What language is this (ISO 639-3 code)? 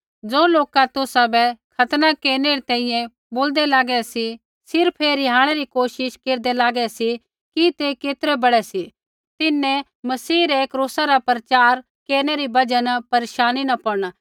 kfx